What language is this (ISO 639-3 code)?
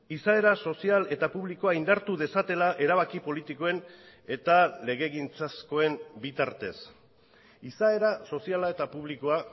eus